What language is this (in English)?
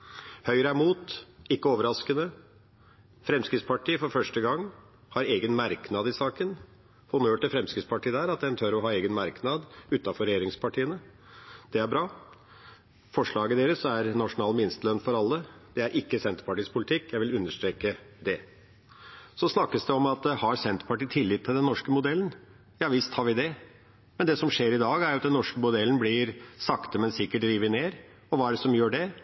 Norwegian Bokmål